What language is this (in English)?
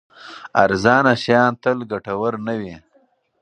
Pashto